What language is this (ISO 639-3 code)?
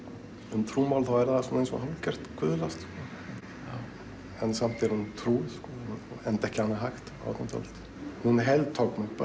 isl